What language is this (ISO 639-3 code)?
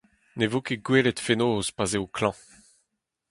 bre